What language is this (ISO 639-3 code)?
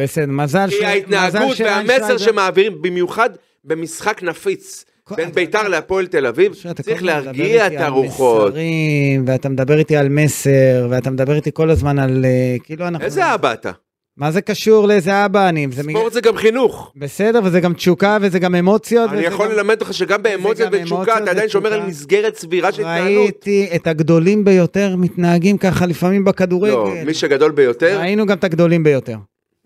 heb